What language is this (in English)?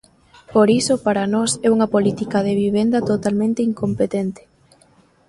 Galician